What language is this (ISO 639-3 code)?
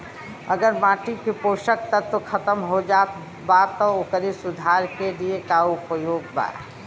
bho